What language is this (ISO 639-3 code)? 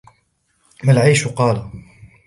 ara